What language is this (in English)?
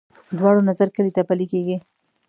Pashto